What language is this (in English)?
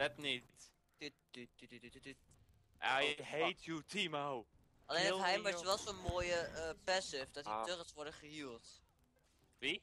Dutch